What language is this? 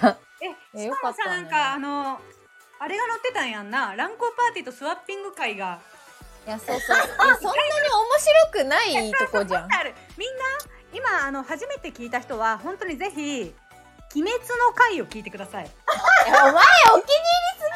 Japanese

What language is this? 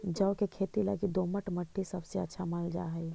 Magahi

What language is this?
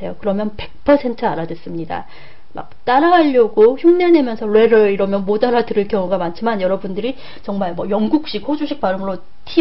Korean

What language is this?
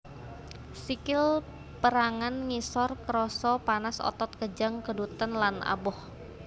Javanese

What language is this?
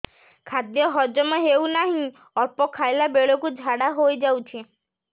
Odia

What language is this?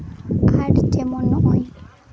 Santali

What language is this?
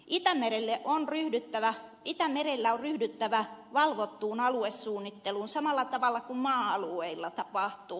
Finnish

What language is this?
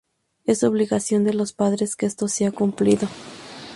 Spanish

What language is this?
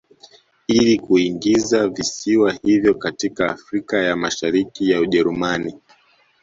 Swahili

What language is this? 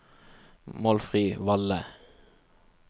Norwegian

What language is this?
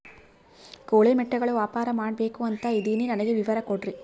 Kannada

